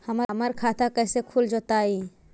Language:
Magahi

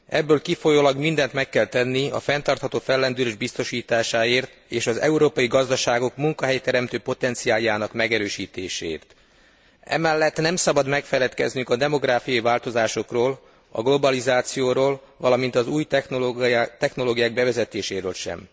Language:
Hungarian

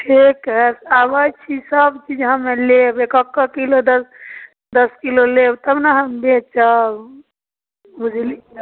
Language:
Maithili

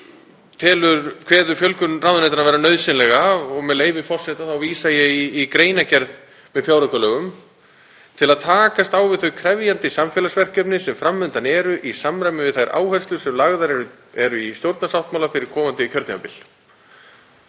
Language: Icelandic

